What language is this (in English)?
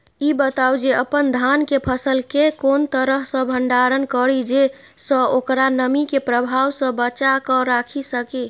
Maithili